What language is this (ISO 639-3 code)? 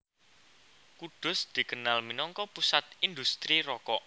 jav